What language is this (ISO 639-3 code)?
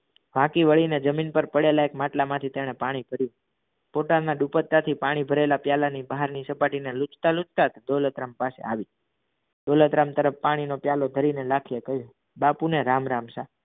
guj